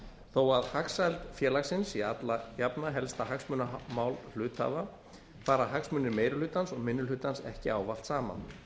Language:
Icelandic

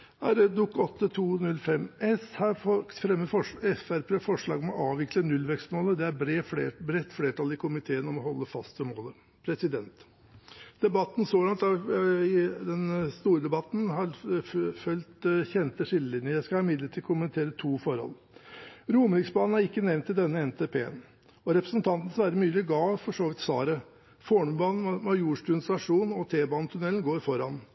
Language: Norwegian Bokmål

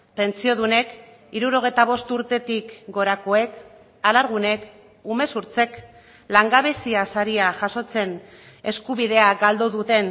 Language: Basque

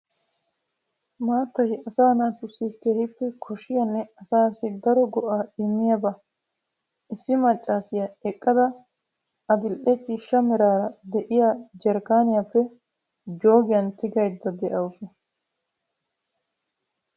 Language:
Wolaytta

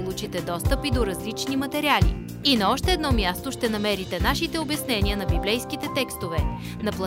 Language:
Bulgarian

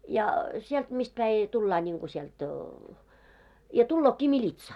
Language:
Finnish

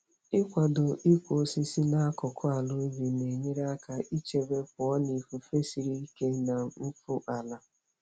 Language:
Igbo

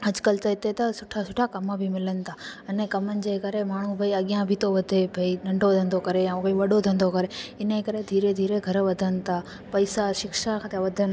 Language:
Sindhi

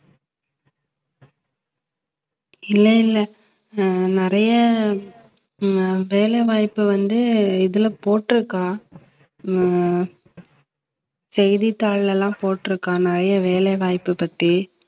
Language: Tamil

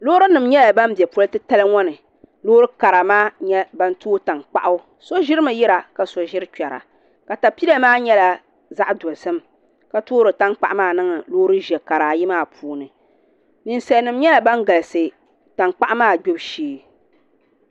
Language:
Dagbani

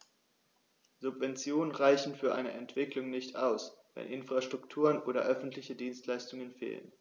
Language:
German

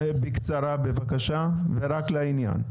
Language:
Hebrew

